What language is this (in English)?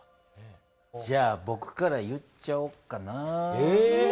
Japanese